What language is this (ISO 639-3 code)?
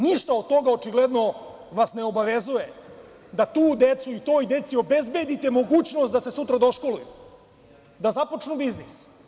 srp